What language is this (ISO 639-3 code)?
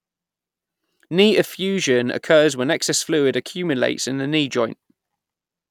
eng